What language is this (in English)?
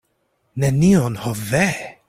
Esperanto